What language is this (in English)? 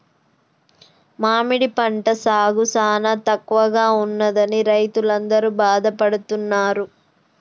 Telugu